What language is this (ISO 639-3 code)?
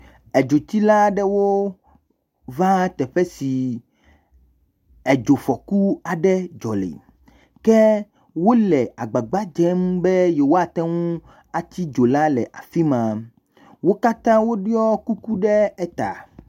ewe